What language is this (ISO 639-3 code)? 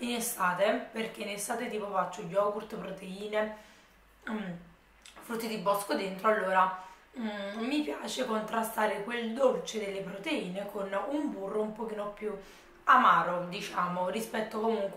ita